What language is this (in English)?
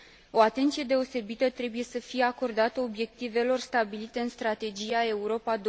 Romanian